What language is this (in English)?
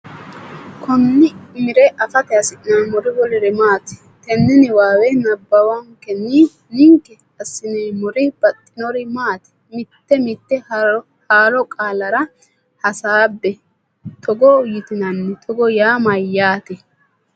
Sidamo